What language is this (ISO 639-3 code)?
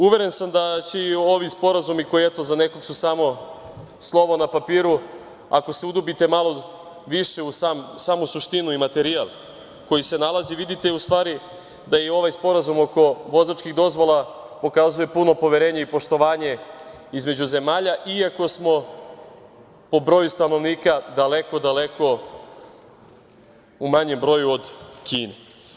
srp